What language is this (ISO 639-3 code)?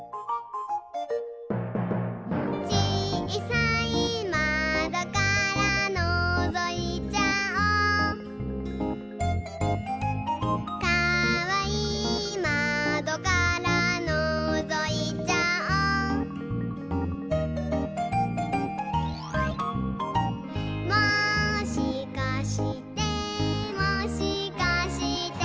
jpn